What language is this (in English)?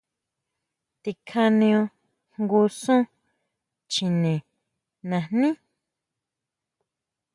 Huautla Mazatec